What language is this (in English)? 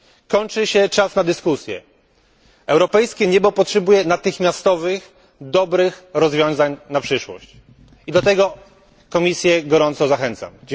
Polish